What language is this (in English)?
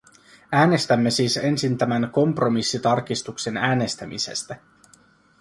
Finnish